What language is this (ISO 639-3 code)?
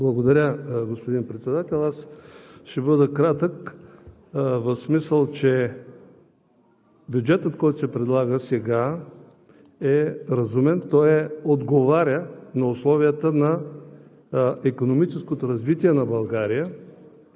bul